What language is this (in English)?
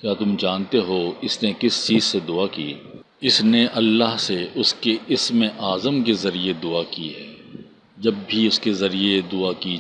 Urdu